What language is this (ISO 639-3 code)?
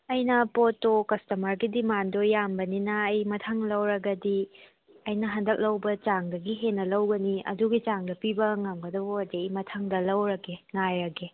mni